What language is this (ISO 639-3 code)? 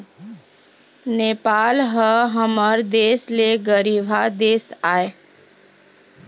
hne